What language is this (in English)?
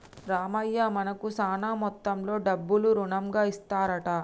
Telugu